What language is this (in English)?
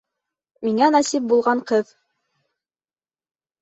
Bashkir